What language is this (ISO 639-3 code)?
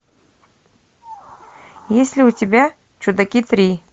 rus